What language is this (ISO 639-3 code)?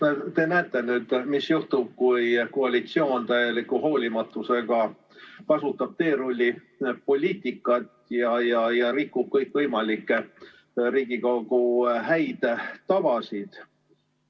est